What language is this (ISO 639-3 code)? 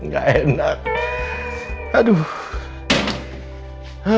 ind